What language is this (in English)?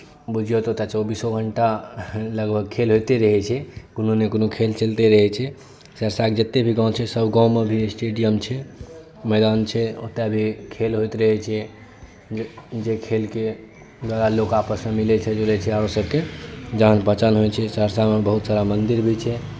Maithili